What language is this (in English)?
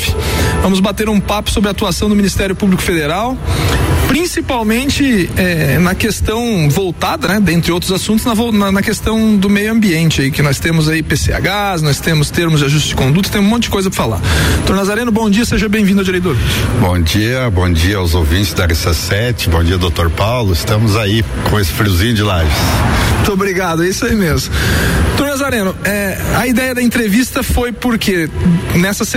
Portuguese